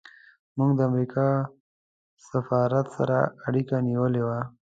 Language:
Pashto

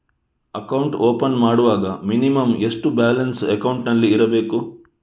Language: Kannada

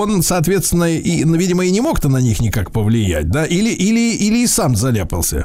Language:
Russian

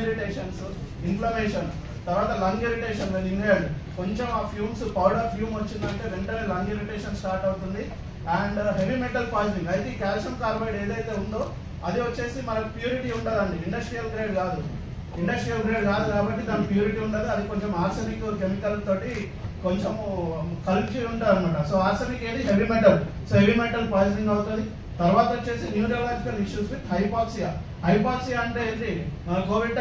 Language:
Telugu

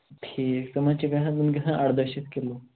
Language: Kashmiri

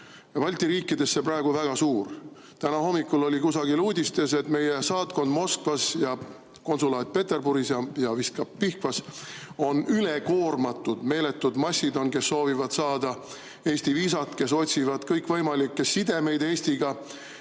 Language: Estonian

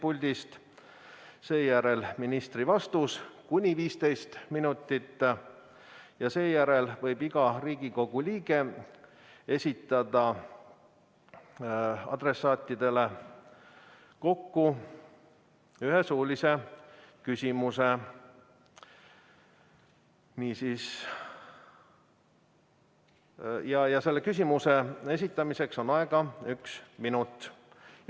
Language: Estonian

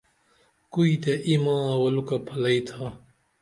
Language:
Dameli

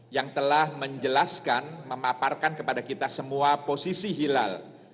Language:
Indonesian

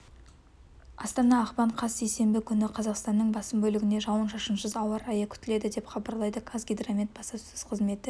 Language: Kazakh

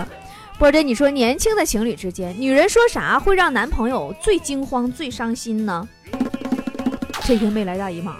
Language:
Chinese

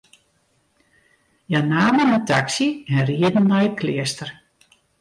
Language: Western Frisian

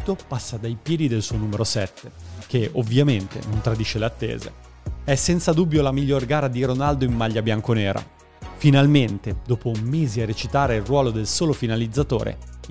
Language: Italian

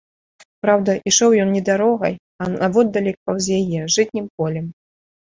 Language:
Belarusian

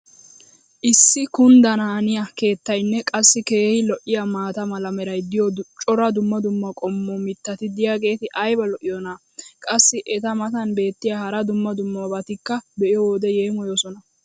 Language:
Wolaytta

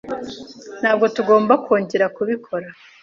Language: Kinyarwanda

